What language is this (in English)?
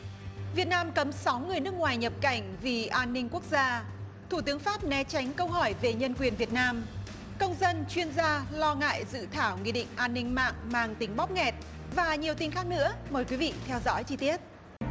Vietnamese